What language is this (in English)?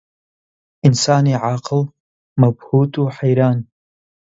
Central Kurdish